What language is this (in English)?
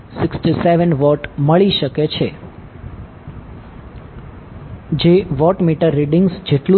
Gujarati